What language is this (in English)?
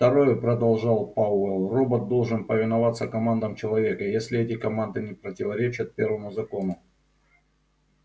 Russian